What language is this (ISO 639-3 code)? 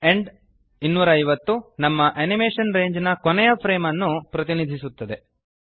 kan